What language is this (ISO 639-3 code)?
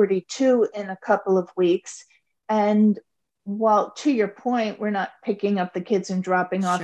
eng